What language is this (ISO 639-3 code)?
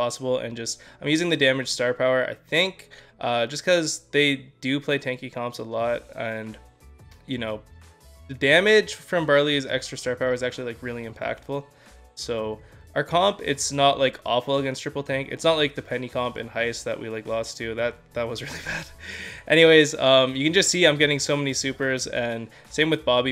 eng